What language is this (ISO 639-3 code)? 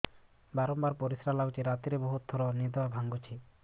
ori